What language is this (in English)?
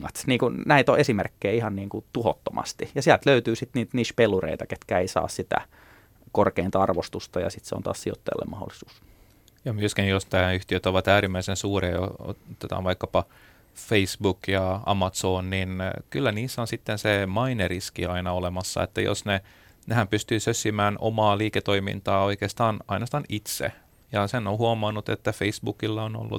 Finnish